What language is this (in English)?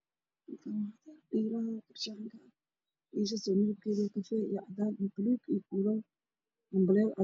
Somali